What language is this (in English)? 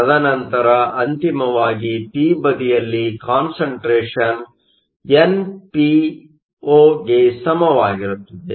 Kannada